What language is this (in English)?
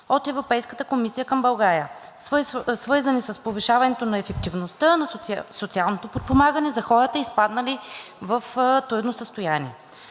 Bulgarian